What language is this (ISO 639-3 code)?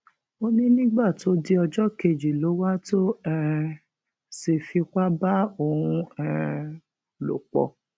yor